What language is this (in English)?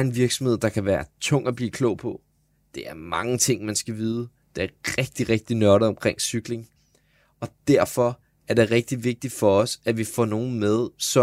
Danish